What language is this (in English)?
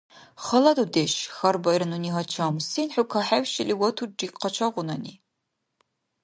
Dargwa